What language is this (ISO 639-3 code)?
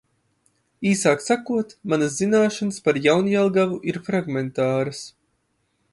lav